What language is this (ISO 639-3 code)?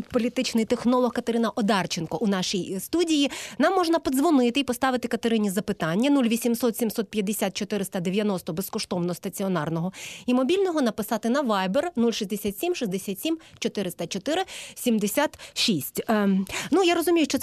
ukr